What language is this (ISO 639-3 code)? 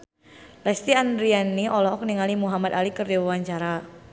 sun